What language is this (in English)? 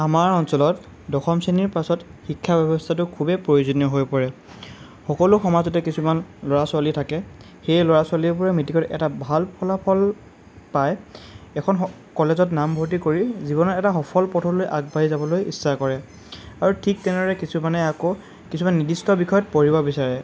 Assamese